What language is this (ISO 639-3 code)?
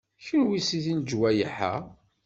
kab